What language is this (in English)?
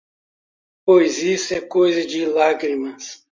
Portuguese